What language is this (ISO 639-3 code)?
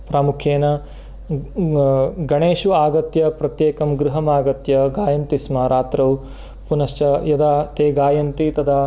san